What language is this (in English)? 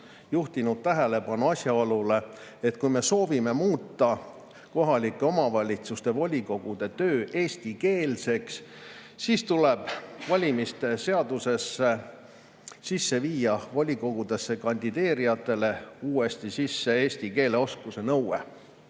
Estonian